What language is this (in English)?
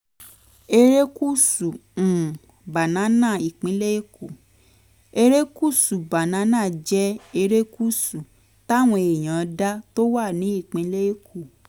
Yoruba